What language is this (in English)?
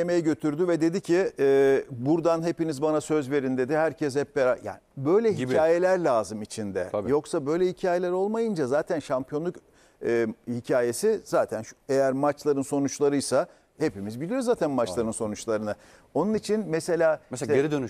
Turkish